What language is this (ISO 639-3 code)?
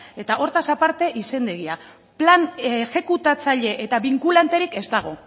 eus